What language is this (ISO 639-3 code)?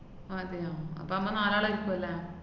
mal